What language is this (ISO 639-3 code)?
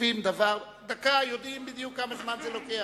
heb